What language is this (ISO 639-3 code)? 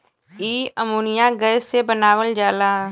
bho